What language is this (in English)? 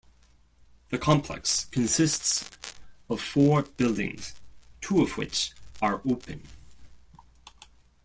English